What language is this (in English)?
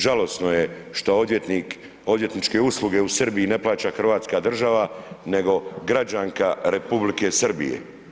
Croatian